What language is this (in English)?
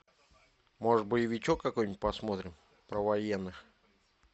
Russian